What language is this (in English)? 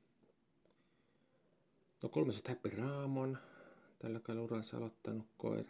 Finnish